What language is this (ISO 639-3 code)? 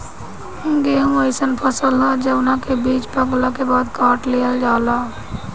bho